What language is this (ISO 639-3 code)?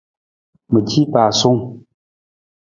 nmz